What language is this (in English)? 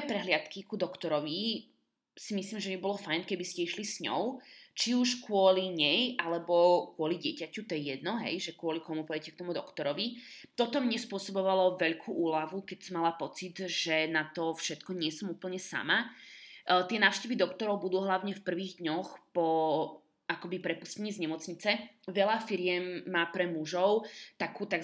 Slovak